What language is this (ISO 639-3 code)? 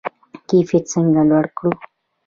pus